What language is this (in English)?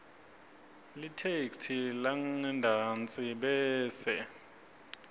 Swati